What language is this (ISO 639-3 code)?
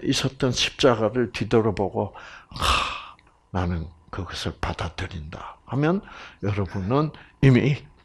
kor